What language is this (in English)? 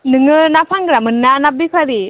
Bodo